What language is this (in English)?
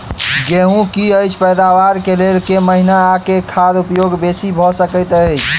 Maithili